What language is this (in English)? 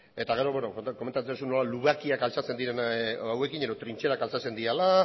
Basque